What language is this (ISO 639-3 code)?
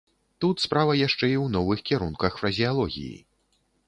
bel